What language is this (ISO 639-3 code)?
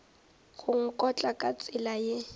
nso